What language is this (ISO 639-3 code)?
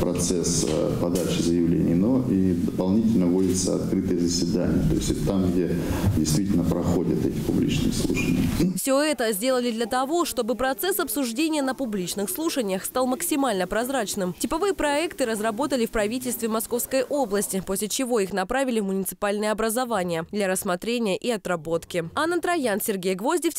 rus